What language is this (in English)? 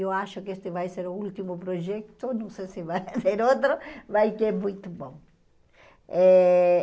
Portuguese